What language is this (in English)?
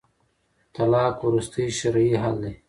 Pashto